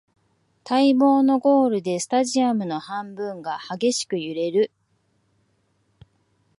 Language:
Japanese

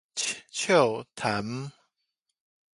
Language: Min Nan Chinese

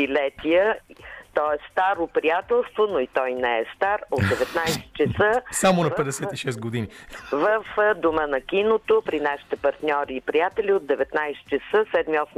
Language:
Bulgarian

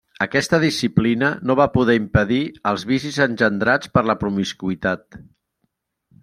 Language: Catalan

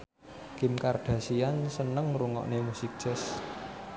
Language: Javanese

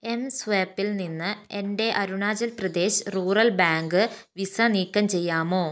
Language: Malayalam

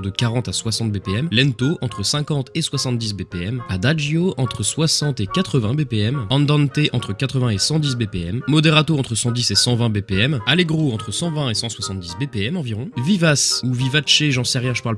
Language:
French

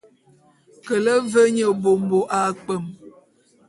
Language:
Bulu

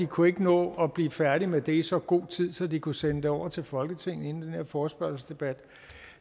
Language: Danish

